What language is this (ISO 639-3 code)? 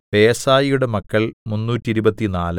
mal